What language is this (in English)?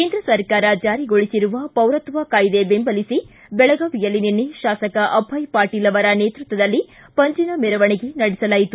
Kannada